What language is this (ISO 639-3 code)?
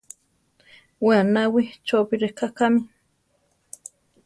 tar